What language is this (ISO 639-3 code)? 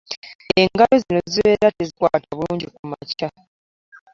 lug